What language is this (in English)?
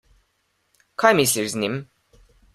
Slovenian